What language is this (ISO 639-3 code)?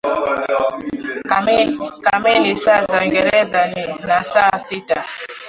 swa